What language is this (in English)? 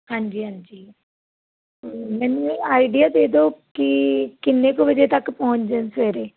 Punjabi